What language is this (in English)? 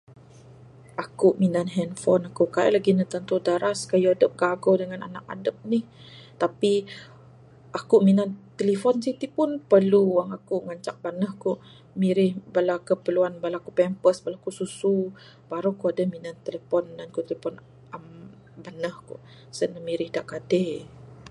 Bukar-Sadung Bidayuh